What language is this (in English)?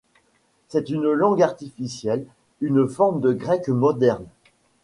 French